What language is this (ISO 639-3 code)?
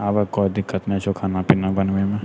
mai